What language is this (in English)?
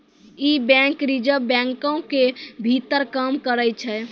Maithili